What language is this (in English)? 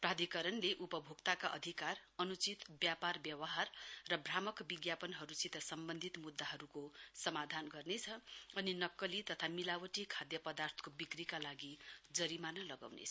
Nepali